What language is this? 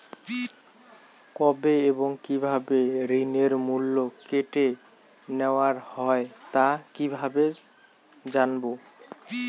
Bangla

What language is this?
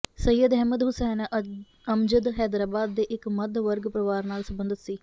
Punjabi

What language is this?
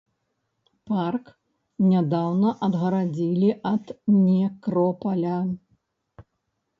Belarusian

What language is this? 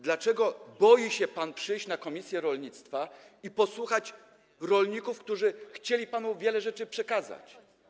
Polish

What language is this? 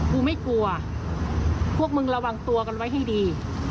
Thai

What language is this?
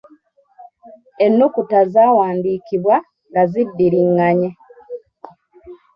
Ganda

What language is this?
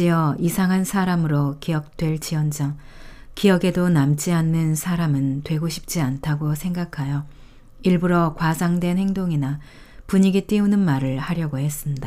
Korean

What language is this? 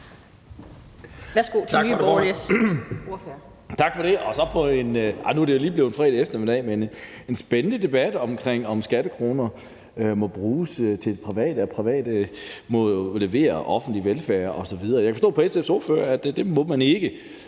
Danish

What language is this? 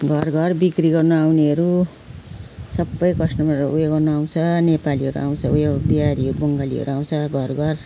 Nepali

